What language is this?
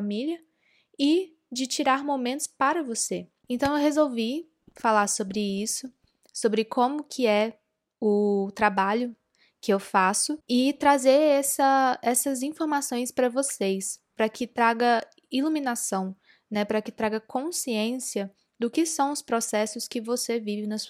Portuguese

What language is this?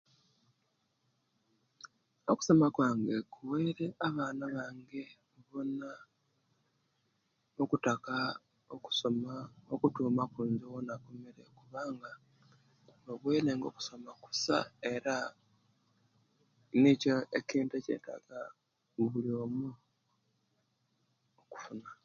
Kenyi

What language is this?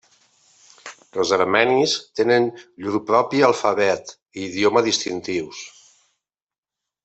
Catalan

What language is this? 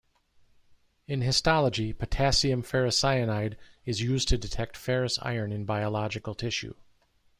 English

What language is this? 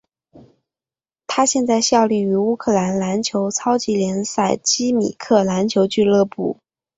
Chinese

